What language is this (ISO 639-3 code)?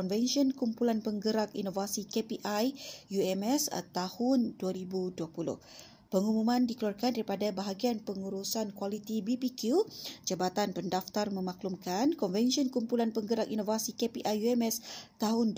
msa